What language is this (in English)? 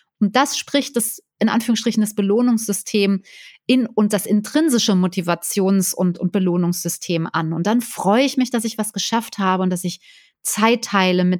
German